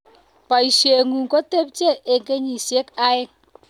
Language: Kalenjin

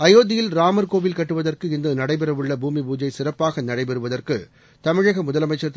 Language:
Tamil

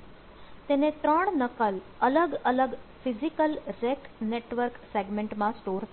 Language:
Gujarati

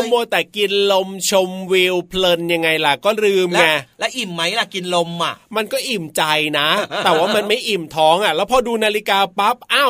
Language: Thai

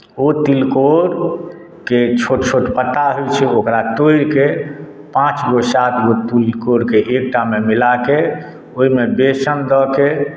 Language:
Maithili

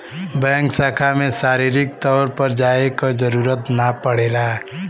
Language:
Bhojpuri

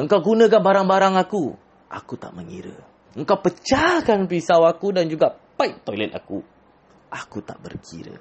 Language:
Malay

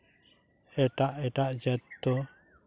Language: Santali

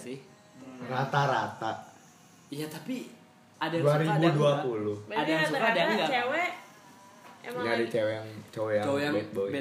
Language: Indonesian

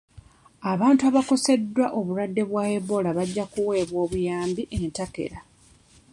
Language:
Ganda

